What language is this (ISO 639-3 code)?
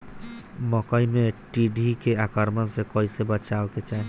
bho